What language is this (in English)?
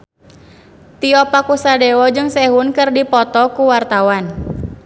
Sundanese